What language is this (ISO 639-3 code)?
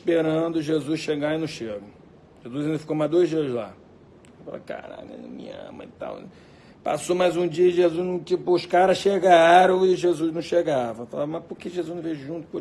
por